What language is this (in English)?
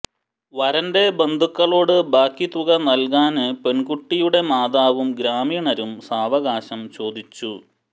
Malayalam